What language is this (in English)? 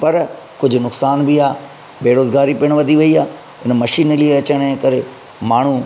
Sindhi